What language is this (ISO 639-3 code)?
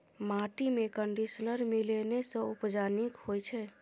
mai